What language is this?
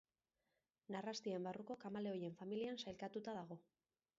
Basque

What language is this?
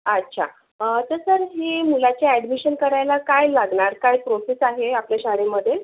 Marathi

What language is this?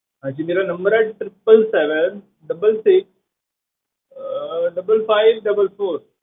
Punjabi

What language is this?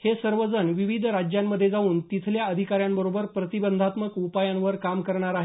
Marathi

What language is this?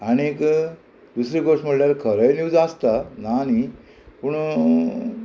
Konkani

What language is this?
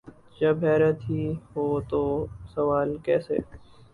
Urdu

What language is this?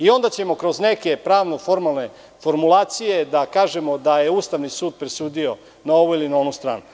Serbian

